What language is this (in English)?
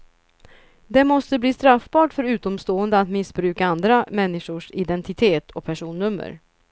Swedish